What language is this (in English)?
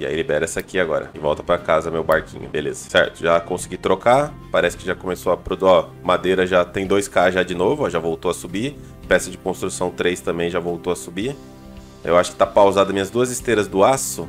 Portuguese